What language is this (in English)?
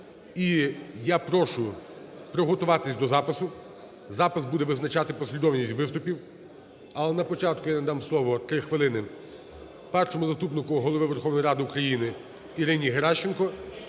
Ukrainian